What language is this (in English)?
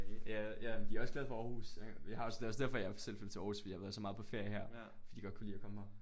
Danish